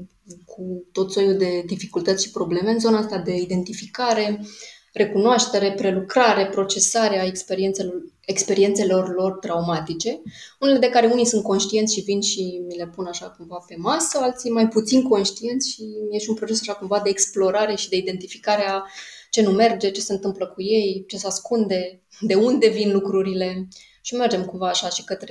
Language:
Romanian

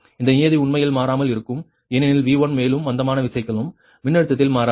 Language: Tamil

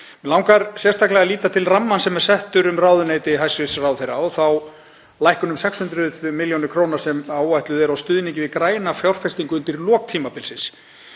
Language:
Icelandic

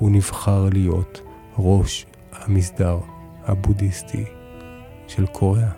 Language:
Hebrew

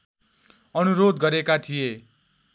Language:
Nepali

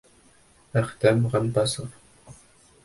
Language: Bashkir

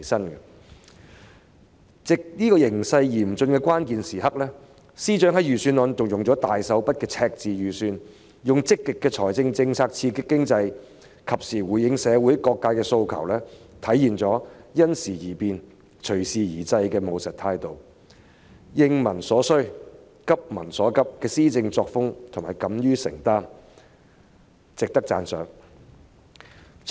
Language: Cantonese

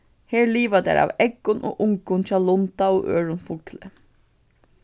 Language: Faroese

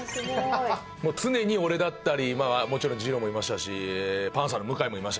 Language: Japanese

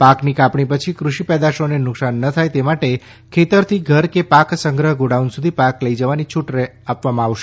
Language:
Gujarati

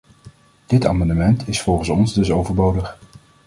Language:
Dutch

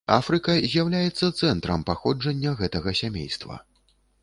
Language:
Belarusian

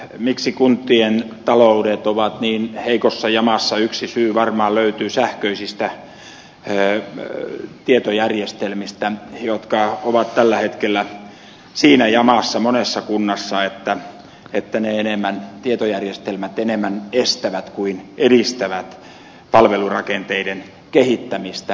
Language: Finnish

